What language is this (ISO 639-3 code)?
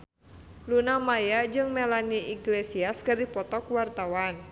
sun